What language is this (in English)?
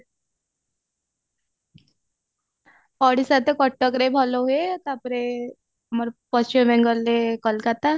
Odia